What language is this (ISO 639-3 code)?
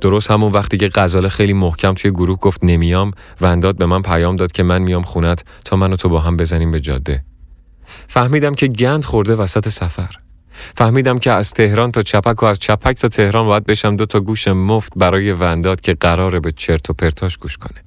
fas